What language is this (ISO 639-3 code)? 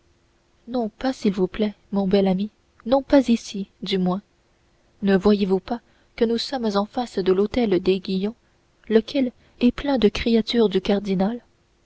fra